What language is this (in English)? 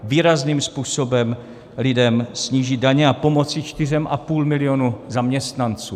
Czech